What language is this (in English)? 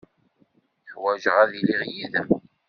Kabyle